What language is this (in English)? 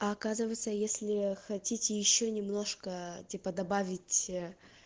Russian